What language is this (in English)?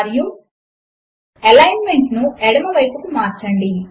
Telugu